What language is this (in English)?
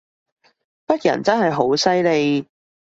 Cantonese